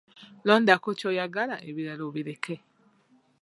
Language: Ganda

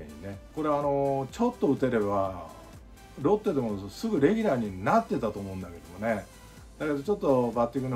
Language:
Japanese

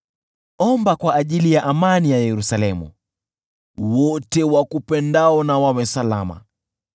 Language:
Swahili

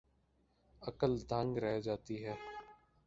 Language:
Urdu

